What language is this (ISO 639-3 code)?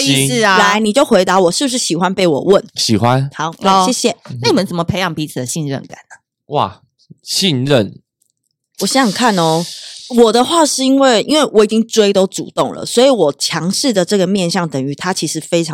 zho